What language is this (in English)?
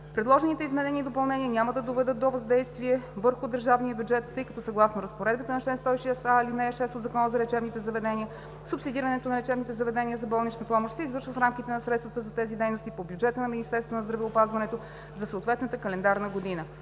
Bulgarian